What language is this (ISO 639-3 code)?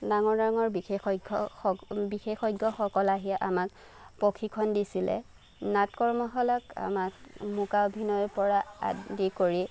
asm